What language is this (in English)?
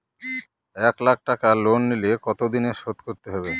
Bangla